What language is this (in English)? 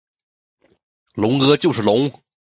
Chinese